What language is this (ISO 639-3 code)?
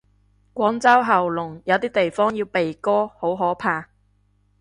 yue